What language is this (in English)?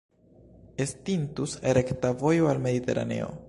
Esperanto